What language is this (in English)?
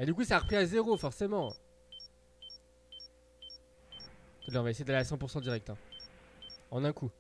French